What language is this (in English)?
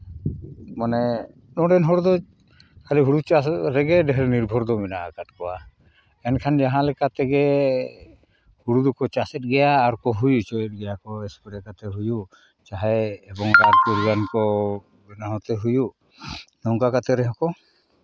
Santali